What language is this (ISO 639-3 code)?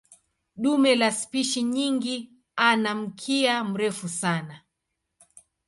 swa